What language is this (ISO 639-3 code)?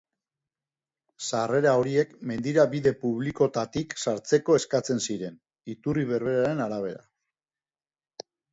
eus